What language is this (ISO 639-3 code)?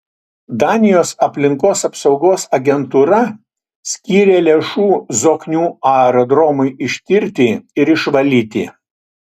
lit